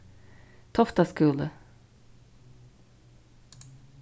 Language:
Faroese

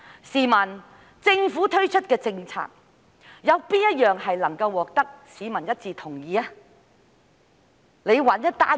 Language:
Cantonese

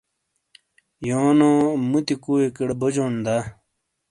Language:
Shina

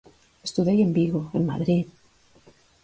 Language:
Galician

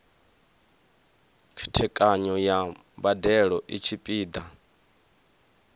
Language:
Venda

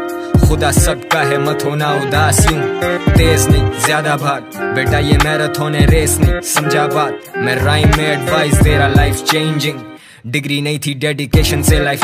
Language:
Turkish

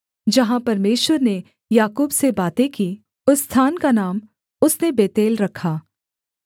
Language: Hindi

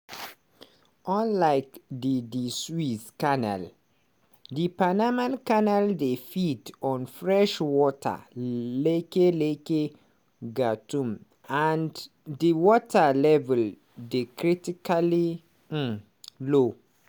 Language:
Nigerian Pidgin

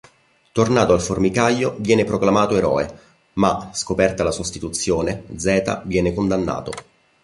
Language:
Italian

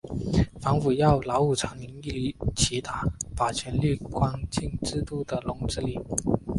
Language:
Chinese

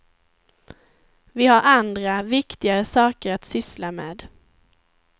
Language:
Swedish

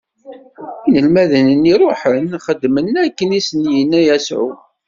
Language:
Kabyle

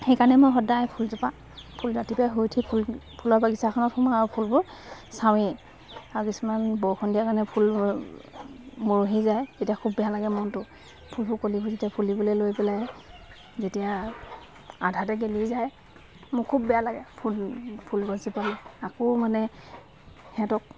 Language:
Assamese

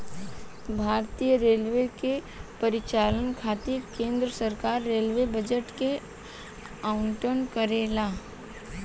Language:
Bhojpuri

